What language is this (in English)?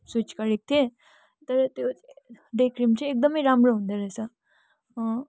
Nepali